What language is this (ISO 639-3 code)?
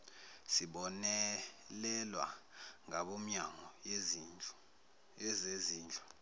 zul